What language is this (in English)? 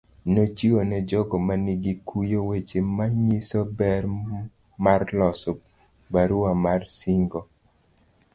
Luo (Kenya and Tanzania)